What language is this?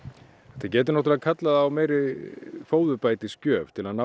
Icelandic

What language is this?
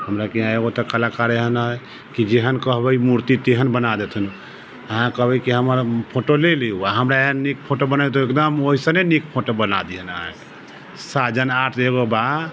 Maithili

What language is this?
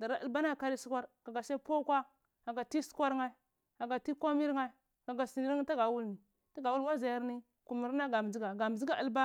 Cibak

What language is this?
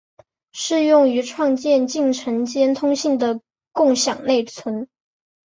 Chinese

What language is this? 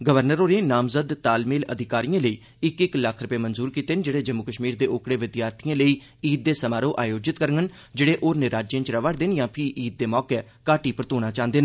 Dogri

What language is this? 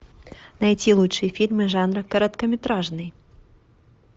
Russian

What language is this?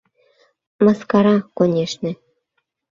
Mari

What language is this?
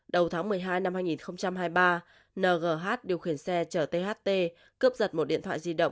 Vietnamese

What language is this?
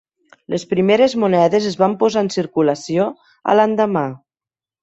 Catalan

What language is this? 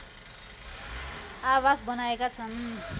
Nepali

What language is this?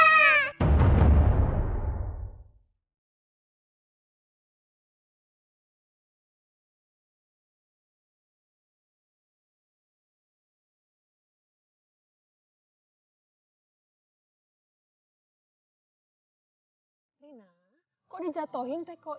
Indonesian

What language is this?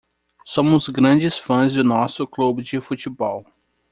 Portuguese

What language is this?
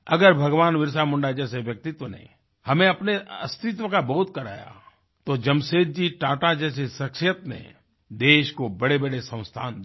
Hindi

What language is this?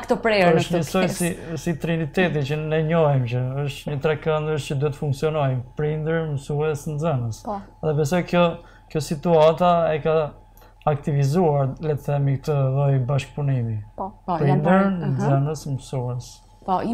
Romanian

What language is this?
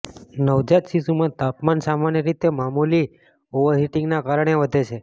Gujarati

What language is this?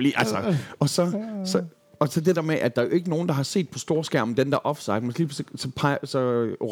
Danish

